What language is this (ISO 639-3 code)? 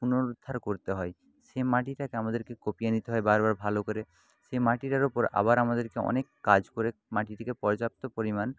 ben